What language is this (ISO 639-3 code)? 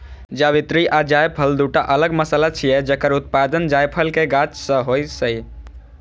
mai